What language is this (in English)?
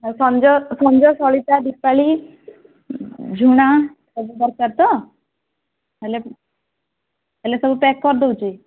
Odia